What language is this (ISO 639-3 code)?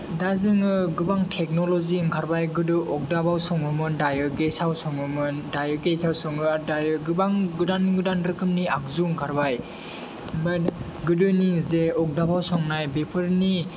brx